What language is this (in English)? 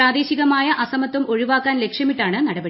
Malayalam